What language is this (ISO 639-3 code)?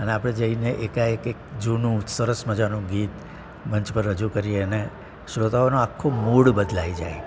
guj